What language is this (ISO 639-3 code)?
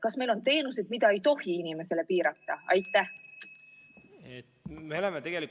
est